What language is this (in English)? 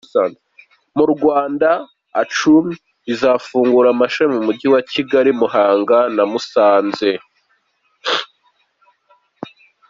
Kinyarwanda